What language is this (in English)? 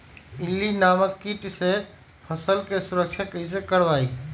Magahi